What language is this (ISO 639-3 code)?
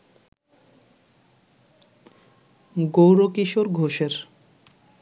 ben